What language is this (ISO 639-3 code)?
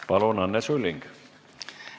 est